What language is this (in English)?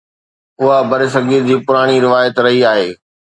Sindhi